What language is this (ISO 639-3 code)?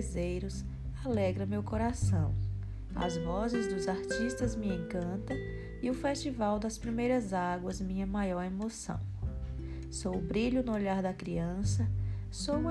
por